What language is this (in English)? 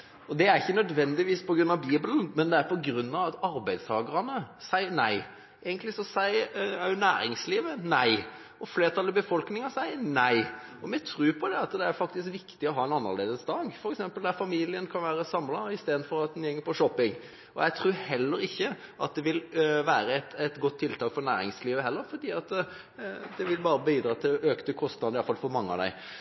Norwegian Bokmål